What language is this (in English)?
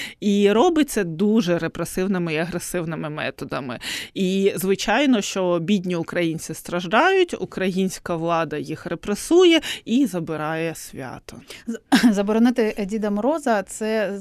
Ukrainian